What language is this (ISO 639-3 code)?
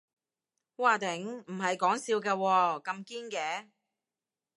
yue